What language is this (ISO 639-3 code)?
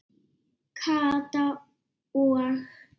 isl